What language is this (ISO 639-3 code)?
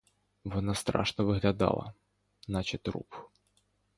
ukr